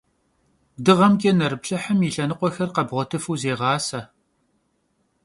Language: Kabardian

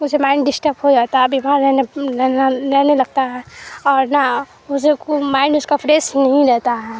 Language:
Urdu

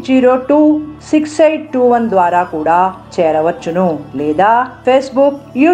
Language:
Telugu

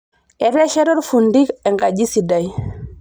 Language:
Masai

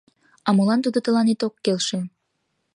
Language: Mari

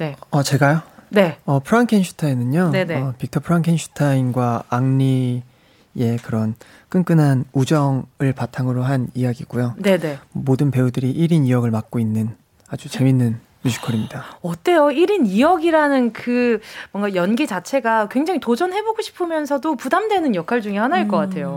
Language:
Korean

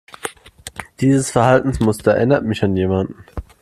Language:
German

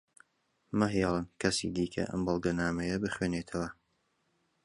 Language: Central Kurdish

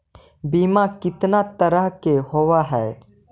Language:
Magahi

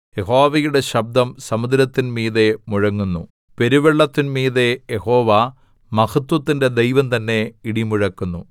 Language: Malayalam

